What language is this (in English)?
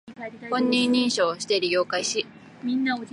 Japanese